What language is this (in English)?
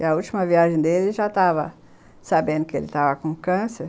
Portuguese